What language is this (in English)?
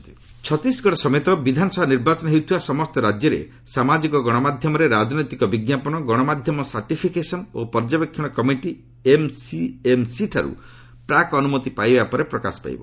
Odia